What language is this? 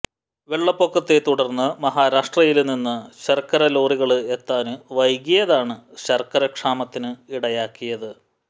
Malayalam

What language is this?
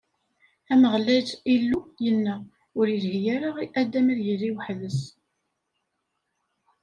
Kabyle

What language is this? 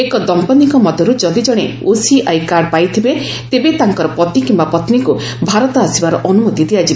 Odia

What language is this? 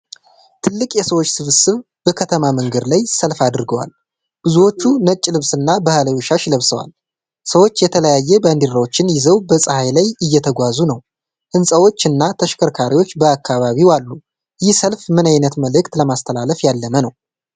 Amharic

